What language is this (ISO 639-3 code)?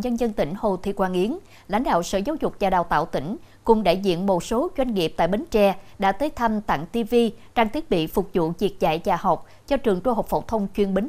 vie